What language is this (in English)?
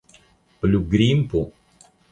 Esperanto